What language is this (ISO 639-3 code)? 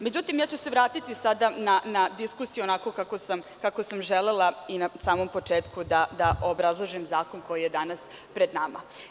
srp